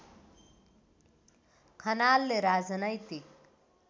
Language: Nepali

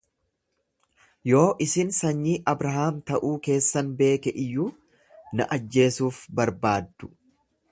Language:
Oromo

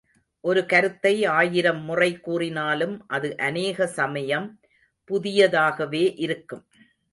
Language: Tamil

